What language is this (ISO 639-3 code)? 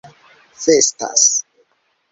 epo